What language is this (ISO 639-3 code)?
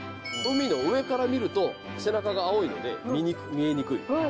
jpn